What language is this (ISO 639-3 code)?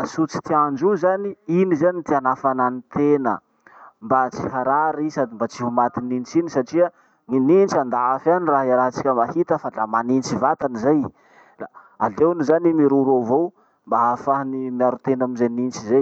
msh